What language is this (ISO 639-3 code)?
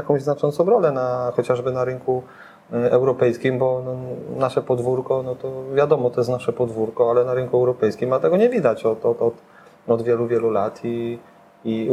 pol